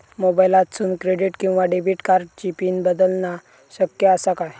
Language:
Marathi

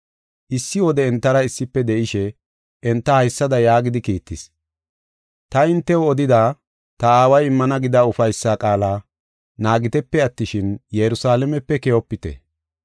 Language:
Gofa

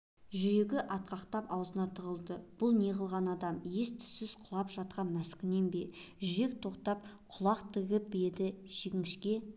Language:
Kazakh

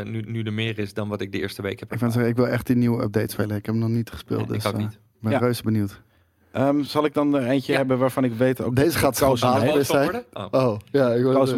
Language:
Dutch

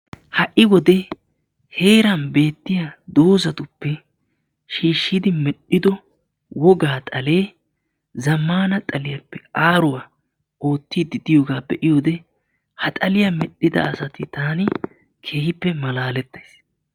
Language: Wolaytta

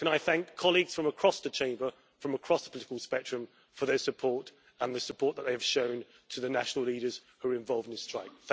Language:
English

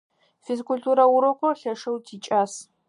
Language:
Adyghe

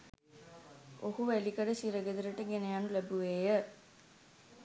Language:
Sinhala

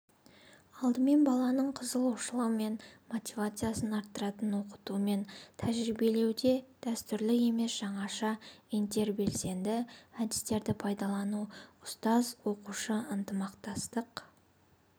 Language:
Kazakh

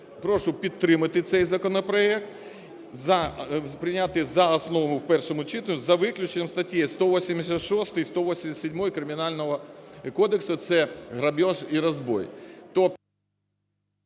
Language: Ukrainian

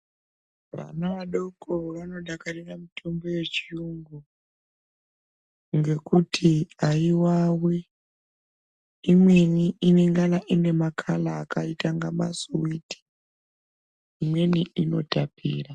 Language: Ndau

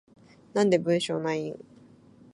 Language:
Japanese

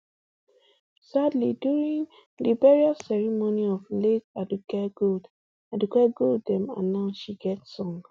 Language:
Nigerian Pidgin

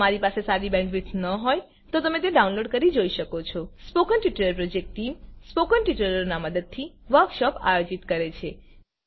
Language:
Gujarati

